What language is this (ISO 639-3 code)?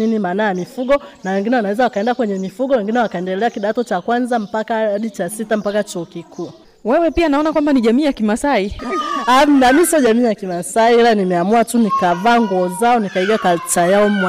swa